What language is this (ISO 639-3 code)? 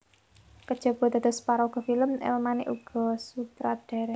jav